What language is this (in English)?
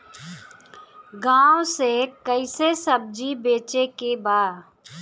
Bhojpuri